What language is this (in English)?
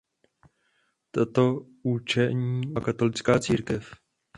Czech